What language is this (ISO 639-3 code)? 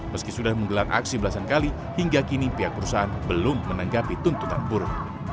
ind